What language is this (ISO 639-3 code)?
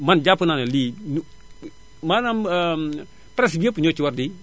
wol